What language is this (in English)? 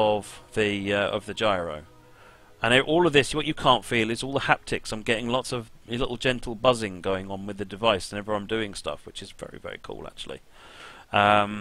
English